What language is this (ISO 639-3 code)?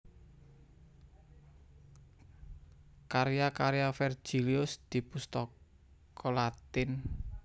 jav